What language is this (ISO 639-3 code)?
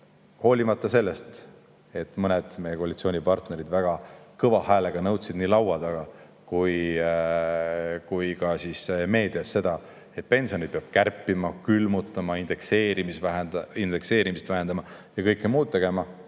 est